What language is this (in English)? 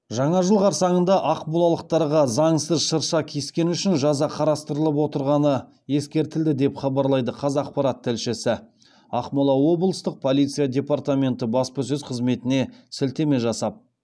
Kazakh